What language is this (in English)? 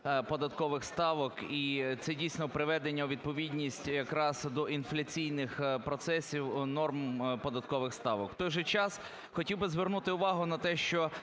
Ukrainian